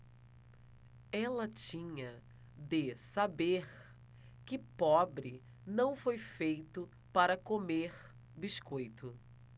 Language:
Portuguese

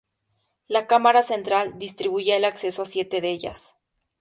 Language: Spanish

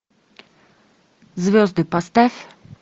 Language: Russian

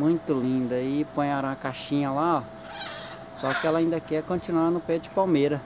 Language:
Portuguese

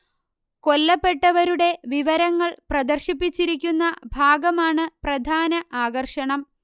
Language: Malayalam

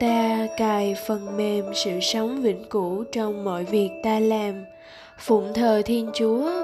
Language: Vietnamese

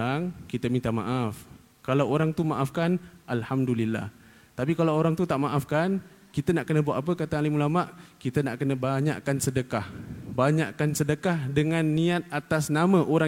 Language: Malay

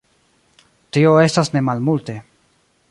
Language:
Esperanto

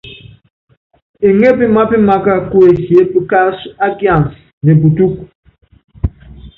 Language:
Yangben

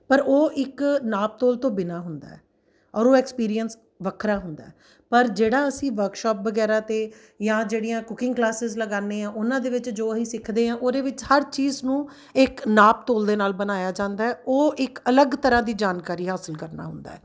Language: Punjabi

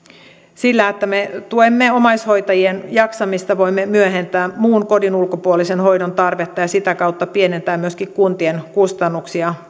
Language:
Finnish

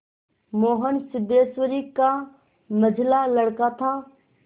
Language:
Hindi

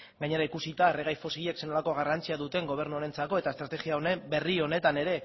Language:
Basque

